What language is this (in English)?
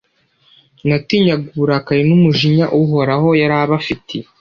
Kinyarwanda